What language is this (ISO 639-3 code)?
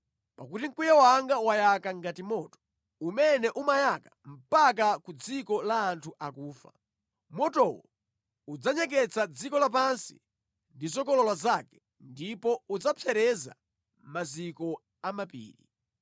nya